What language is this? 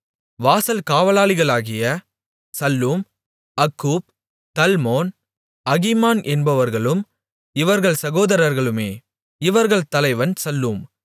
Tamil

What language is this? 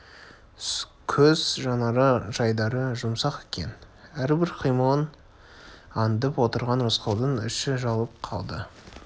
Kazakh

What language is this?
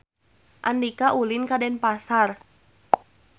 Sundanese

